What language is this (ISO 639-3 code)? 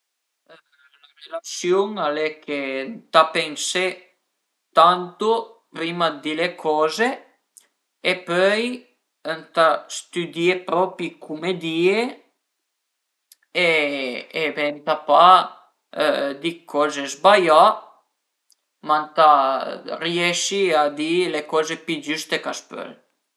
pms